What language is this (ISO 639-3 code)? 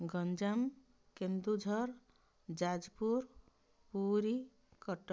ori